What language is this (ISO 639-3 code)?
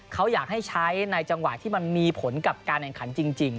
tha